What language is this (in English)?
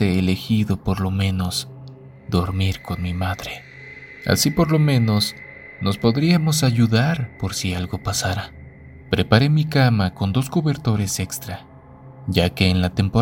Spanish